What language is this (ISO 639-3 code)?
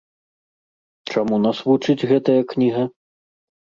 bel